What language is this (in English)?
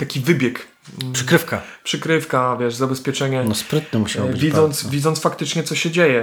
Polish